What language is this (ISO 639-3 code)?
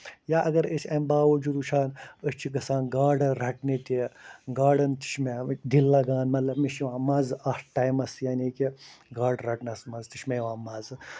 kas